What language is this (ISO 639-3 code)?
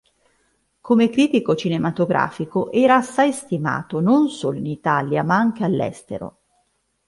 ita